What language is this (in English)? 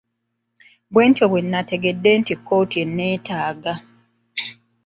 Ganda